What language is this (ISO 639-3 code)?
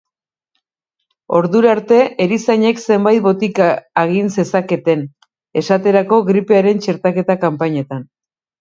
eus